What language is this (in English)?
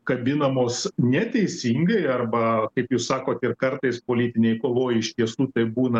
Lithuanian